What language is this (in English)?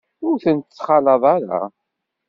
Kabyle